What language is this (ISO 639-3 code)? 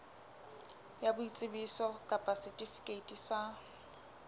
sot